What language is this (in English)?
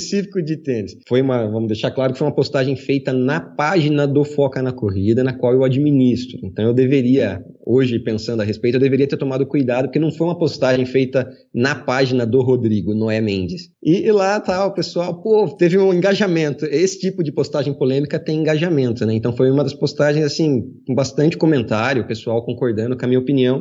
Portuguese